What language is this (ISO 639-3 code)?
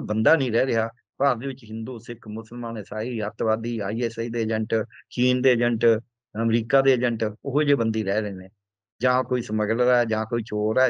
pan